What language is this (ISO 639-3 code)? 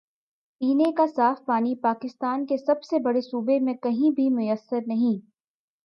urd